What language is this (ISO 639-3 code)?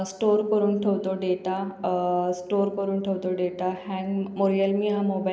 mar